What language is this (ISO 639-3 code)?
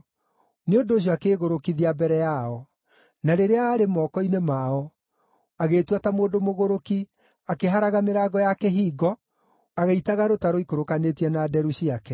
kik